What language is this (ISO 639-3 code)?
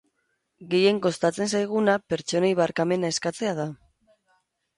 eus